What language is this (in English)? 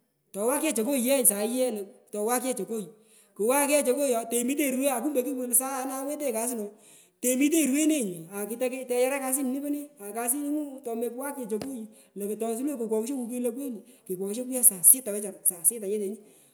Pökoot